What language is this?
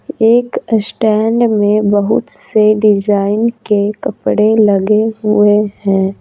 Hindi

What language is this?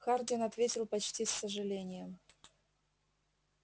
Russian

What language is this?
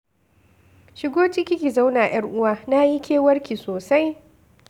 Hausa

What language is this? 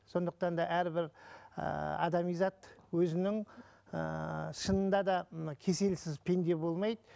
Kazakh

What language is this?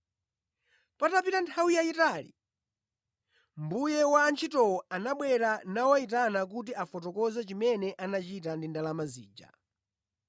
Nyanja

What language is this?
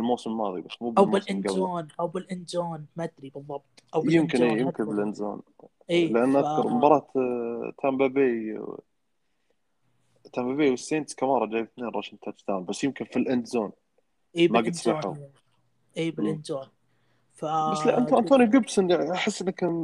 Arabic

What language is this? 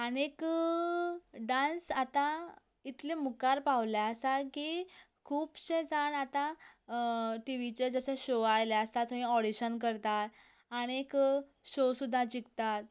Konkani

